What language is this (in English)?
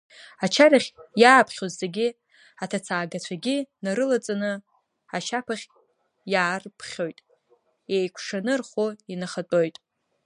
Abkhazian